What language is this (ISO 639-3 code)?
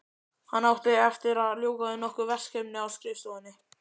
isl